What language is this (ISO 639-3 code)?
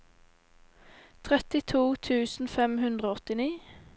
nor